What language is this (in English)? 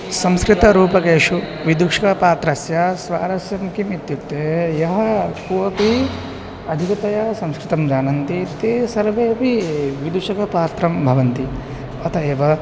Sanskrit